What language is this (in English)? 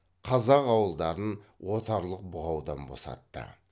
Kazakh